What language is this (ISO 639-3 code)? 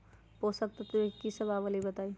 mag